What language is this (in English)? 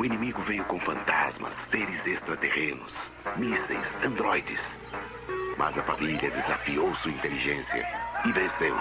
Portuguese